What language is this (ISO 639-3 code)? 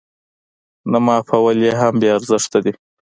pus